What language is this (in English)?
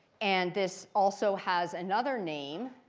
English